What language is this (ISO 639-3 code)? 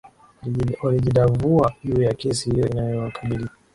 swa